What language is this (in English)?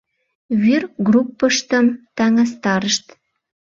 Mari